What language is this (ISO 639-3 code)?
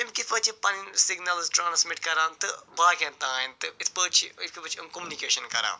kas